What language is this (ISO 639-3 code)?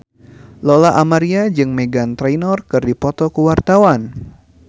sun